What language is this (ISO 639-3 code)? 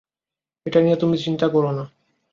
ben